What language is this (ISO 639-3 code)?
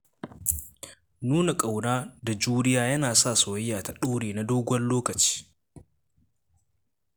hau